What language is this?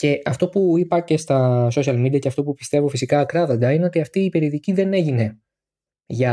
Greek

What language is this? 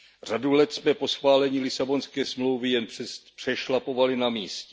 Czech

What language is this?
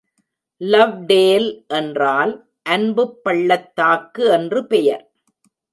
Tamil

